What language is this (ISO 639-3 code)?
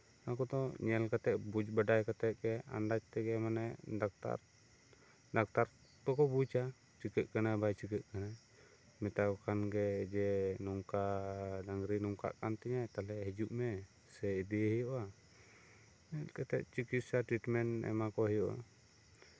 sat